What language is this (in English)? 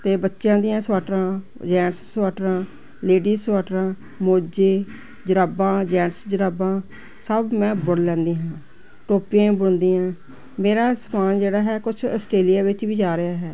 Punjabi